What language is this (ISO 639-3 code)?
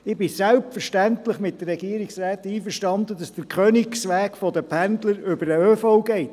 gsw